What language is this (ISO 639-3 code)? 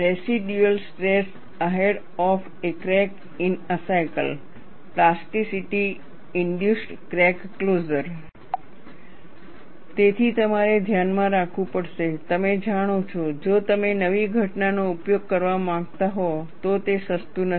guj